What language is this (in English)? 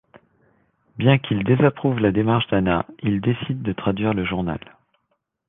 French